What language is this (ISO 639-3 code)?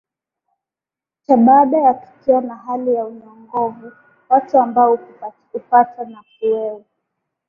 swa